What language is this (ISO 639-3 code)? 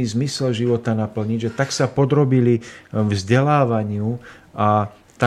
slk